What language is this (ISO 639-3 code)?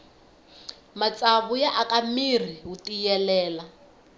tso